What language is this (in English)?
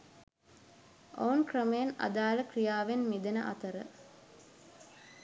Sinhala